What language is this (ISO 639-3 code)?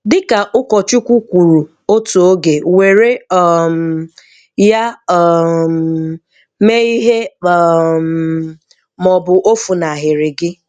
ibo